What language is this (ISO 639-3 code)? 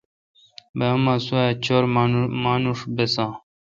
xka